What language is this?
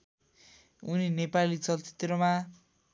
Nepali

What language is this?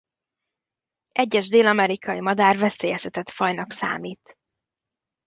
Hungarian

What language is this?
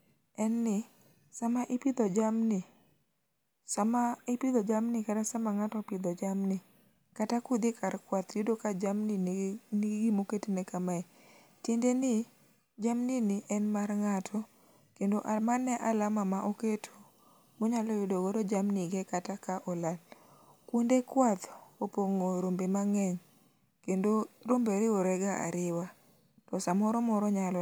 Luo (Kenya and Tanzania)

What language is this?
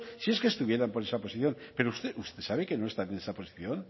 Spanish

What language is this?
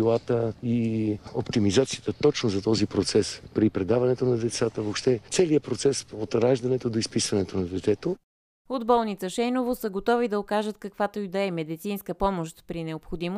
Bulgarian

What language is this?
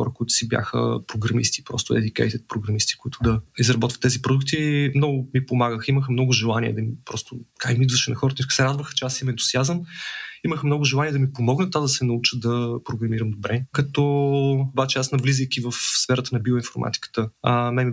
Bulgarian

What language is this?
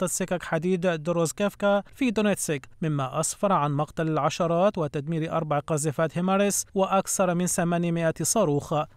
Arabic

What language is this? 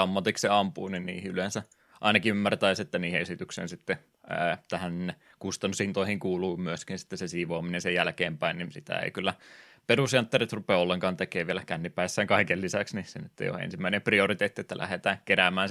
Finnish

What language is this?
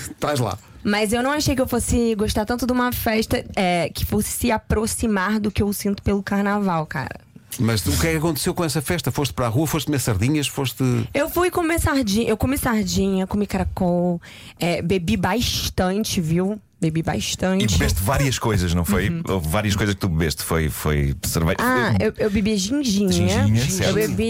Portuguese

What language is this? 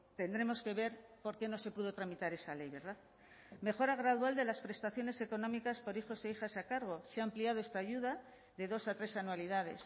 Spanish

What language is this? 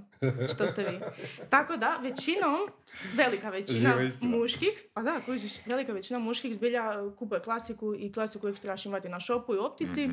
Croatian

